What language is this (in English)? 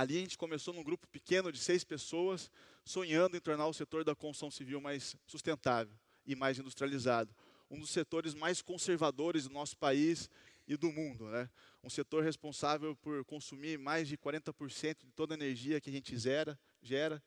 Portuguese